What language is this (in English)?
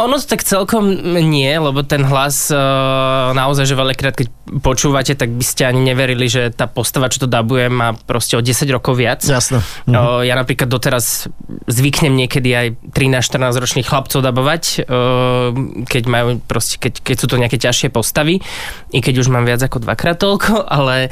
Slovak